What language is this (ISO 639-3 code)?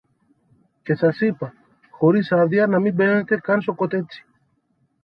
ell